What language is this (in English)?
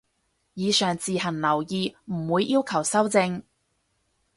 Cantonese